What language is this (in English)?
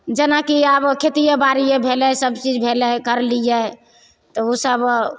Maithili